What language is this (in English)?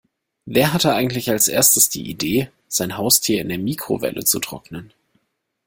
German